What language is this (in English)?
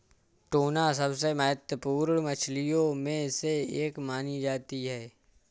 Hindi